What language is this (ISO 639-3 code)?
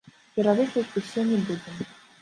bel